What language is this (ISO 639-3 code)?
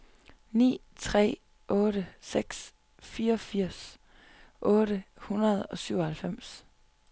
dan